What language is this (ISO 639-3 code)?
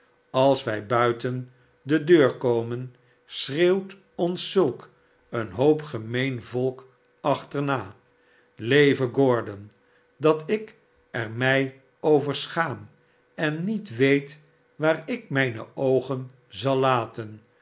nld